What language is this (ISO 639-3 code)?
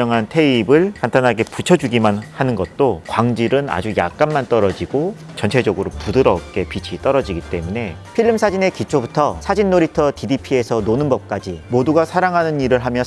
kor